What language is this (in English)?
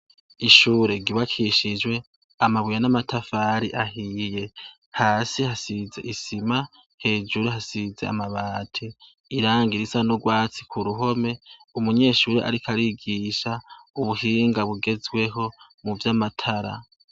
Rundi